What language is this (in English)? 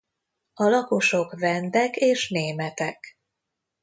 Hungarian